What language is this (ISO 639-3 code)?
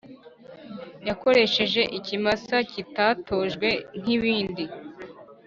kin